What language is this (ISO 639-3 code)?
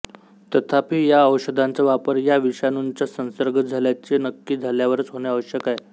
mar